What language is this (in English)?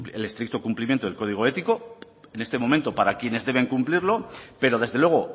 Spanish